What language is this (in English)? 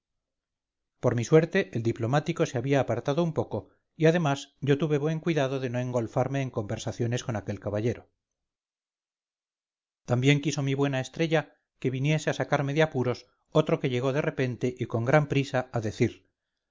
Spanish